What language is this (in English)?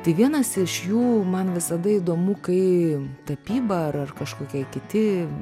Lithuanian